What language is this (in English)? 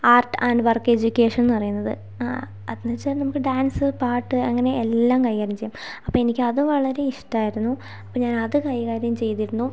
Malayalam